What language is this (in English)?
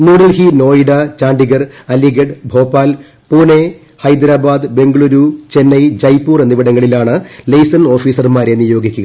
Malayalam